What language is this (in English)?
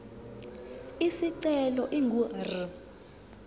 Zulu